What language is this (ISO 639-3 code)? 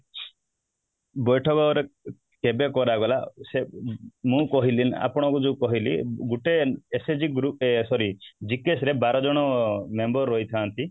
ori